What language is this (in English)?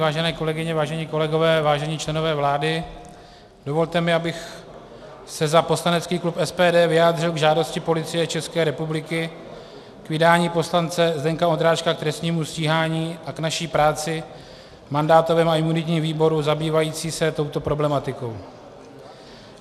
Czech